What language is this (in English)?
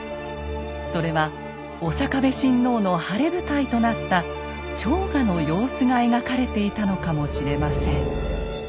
Japanese